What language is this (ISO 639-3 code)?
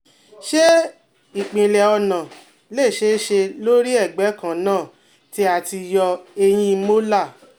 yor